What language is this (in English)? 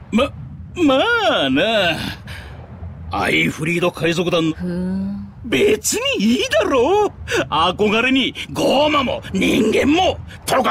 Japanese